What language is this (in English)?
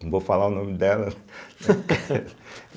Portuguese